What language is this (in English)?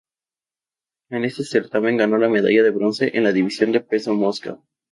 Spanish